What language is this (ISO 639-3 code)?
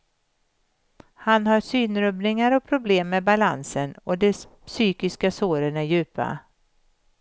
swe